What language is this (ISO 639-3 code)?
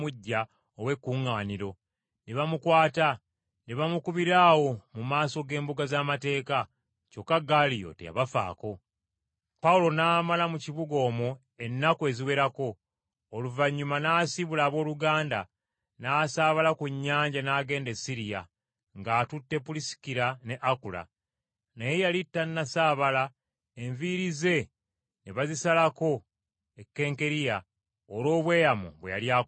lug